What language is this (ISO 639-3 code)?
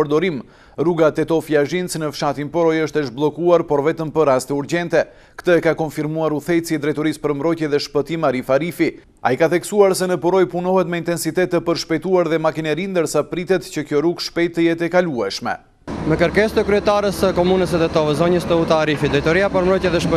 ron